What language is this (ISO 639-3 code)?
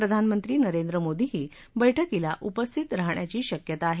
mar